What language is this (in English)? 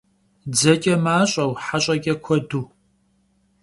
Kabardian